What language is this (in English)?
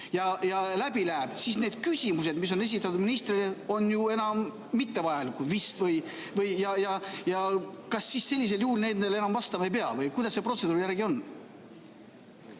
Estonian